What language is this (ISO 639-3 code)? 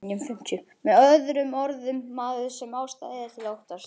isl